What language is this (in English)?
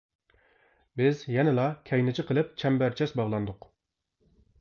Uyghur